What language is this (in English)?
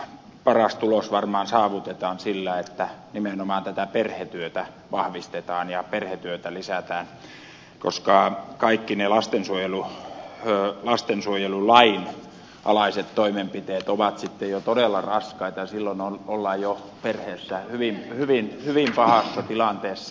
Finnish